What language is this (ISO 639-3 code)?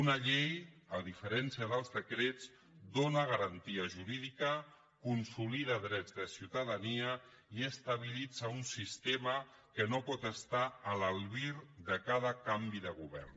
cat